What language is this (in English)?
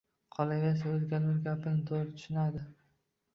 Uzbek